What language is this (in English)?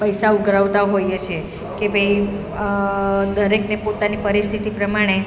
Gujarati